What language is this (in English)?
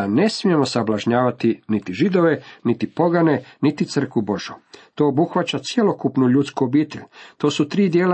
Croatian